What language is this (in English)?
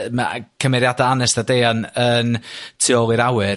Welsh